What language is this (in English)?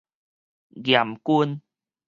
Min Nan Chinese